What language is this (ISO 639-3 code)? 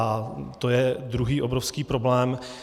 ces